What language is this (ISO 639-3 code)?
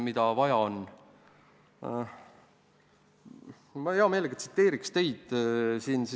est